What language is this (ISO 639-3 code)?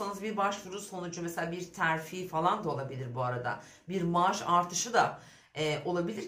tur